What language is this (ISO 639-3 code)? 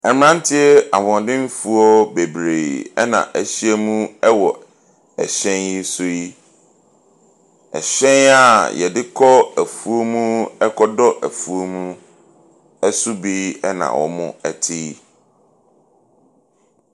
aka